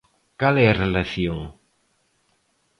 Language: Galician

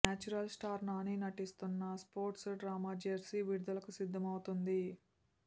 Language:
Telugu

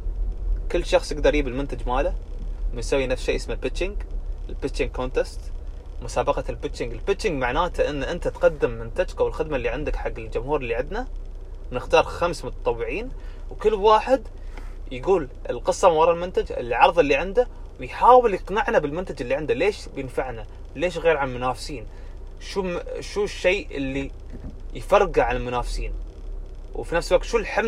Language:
Arabic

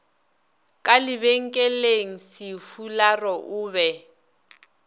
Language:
Northern Sotho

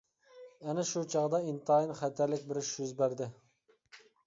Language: Uyghur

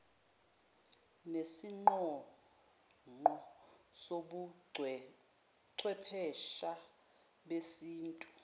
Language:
Zulu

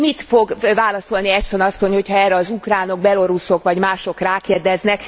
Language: Hungarian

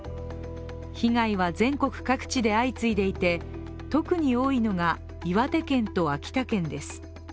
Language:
Japanese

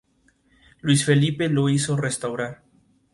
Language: Spanish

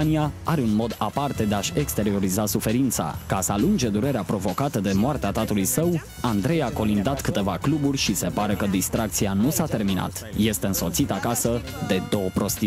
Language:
Romanian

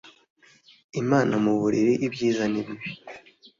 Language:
Kinyarwanda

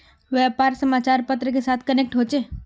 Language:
Magahi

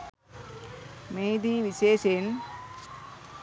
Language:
Sinhala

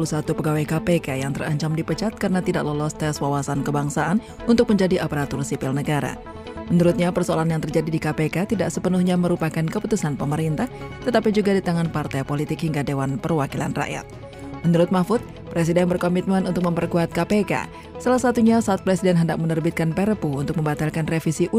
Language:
Indonesian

